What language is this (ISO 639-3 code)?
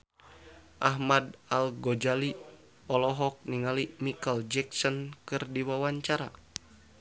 sun